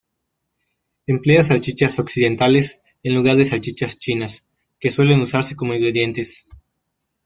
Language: Spanish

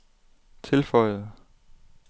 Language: Danish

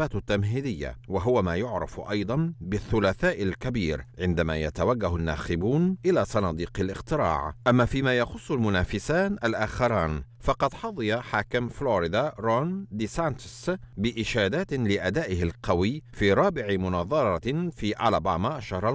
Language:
Arabic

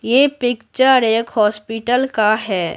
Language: Hindi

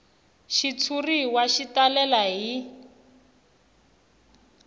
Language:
Tsonga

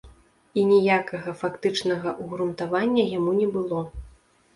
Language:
Belarusian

